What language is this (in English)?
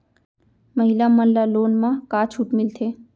Chhattisgarhi